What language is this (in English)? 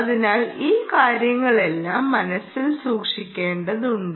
Malayalam